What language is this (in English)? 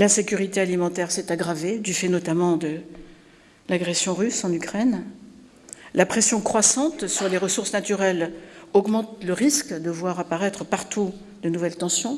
French